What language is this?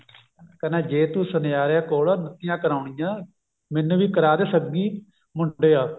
Punjabi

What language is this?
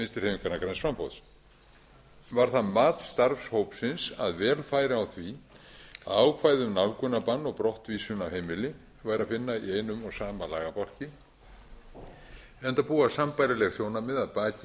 Icelandic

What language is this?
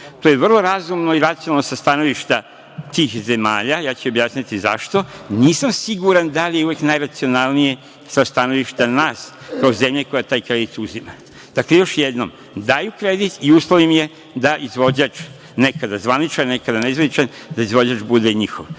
Serbian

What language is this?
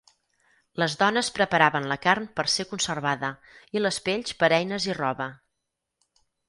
Catalan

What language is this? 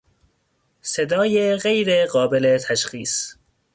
Persian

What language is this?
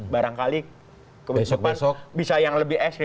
Indonesian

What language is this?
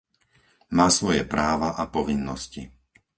Slovak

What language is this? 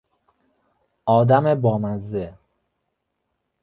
Persian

